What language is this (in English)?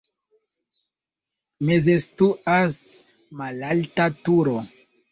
Esperanto